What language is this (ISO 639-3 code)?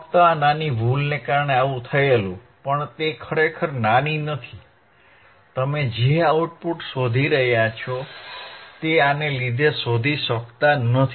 guj